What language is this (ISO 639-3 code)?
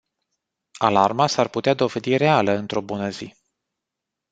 ron